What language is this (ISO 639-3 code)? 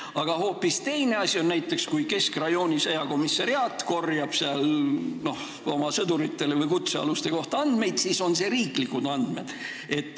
est